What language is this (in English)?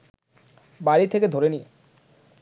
Bangla